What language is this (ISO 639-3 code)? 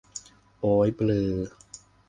tha